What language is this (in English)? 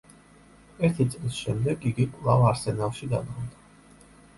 Georgian